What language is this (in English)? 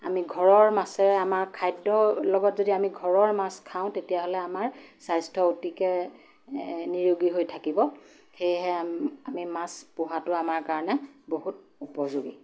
Assamese